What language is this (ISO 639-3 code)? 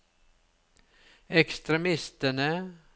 nor